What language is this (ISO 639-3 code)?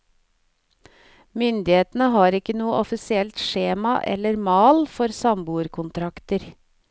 nor